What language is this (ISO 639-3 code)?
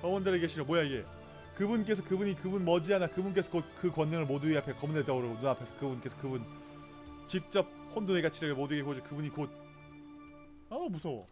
kor